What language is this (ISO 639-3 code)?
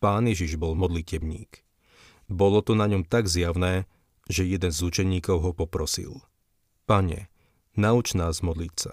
slk